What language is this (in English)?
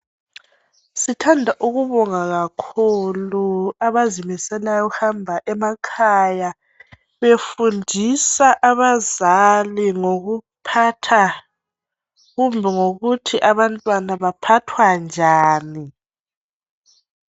North Ndebele